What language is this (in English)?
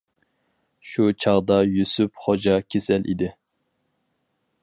Uyghur